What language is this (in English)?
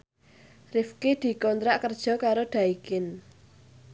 Javanese